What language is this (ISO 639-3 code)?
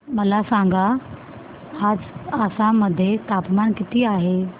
mar